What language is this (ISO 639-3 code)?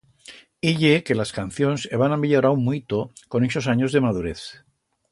arg